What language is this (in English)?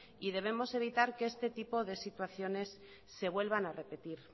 Spanish